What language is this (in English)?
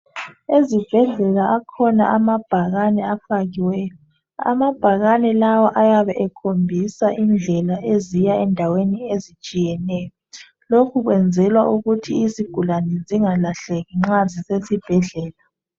North Ndebele